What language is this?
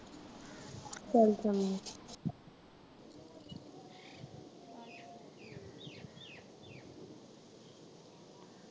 Punjabi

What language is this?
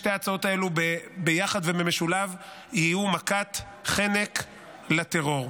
Hebrew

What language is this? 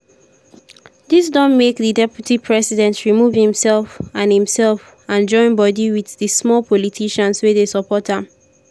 Nigerian Pidgin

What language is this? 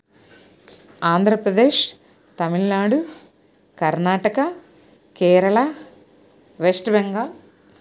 Telugu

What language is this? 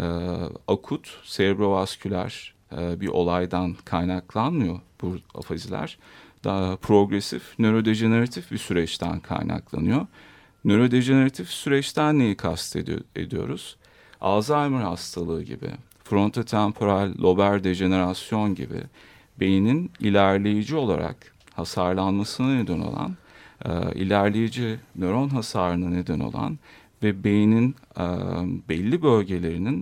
Turkish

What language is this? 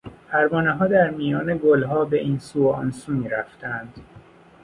Persian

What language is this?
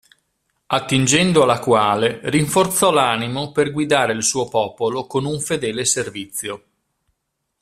Italian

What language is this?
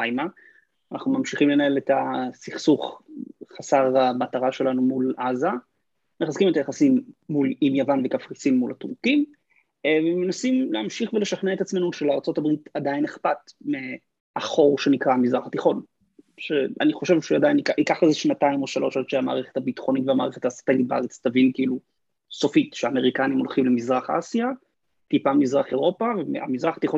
Hebrew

